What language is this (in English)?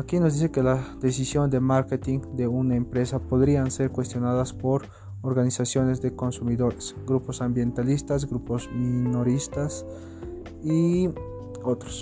Spanish